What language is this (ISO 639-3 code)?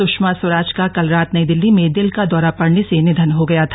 hin